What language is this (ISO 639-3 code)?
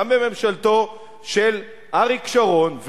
heb